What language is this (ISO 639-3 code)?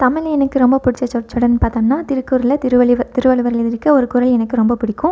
tam